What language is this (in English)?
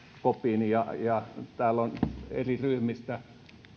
Finnish